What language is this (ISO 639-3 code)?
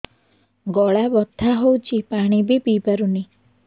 ori